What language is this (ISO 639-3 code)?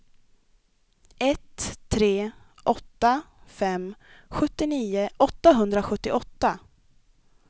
swe